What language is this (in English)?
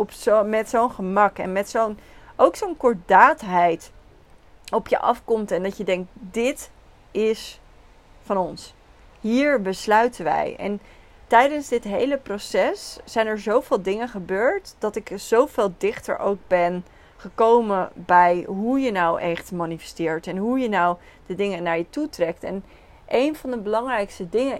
Dutch